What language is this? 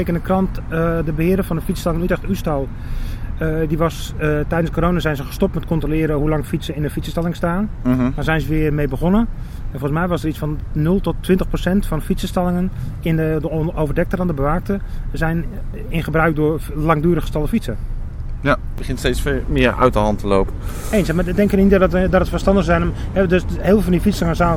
Dutch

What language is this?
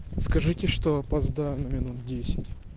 Russian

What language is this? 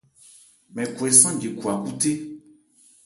Ebrié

